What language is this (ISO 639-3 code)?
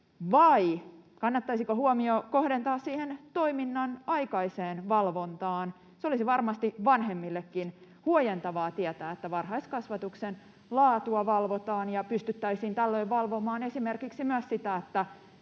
fin